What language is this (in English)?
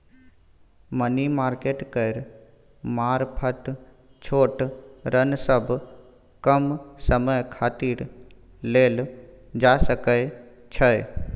Maithili